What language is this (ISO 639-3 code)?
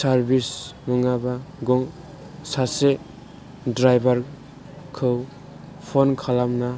brx